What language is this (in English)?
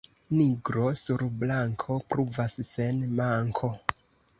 Esperanto